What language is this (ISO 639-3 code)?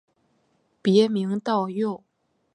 zho